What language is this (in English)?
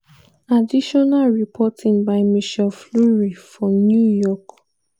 Nigerian Pidgin